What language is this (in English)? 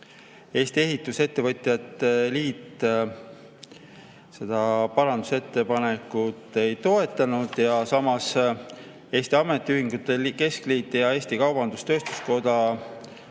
Estonian